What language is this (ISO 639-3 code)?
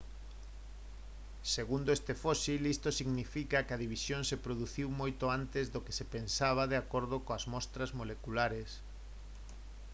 glg